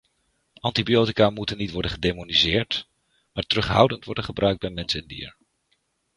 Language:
Dutch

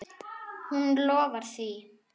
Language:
Icelandic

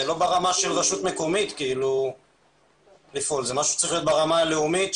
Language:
Hebrew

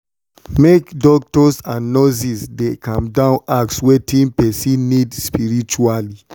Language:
Nigerian Pidgin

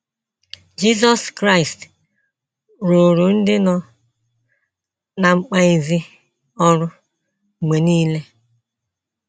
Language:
Igbo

